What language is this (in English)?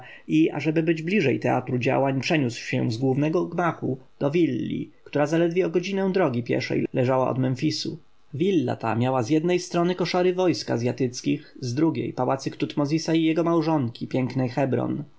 Polish